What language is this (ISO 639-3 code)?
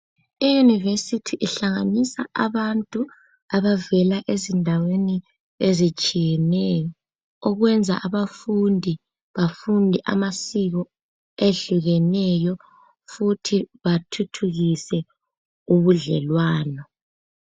nde